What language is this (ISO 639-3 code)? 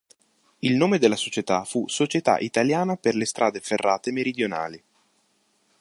ita